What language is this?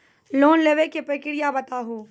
Maithili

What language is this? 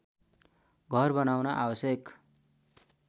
Nepali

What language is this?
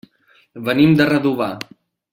Catalan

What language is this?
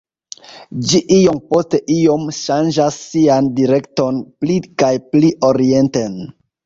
Esperanto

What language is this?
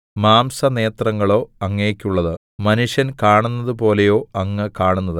Malayalam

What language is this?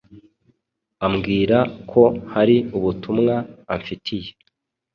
Kinyarwanda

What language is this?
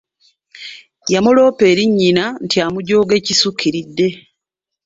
Ganda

